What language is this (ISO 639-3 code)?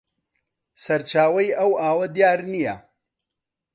ckb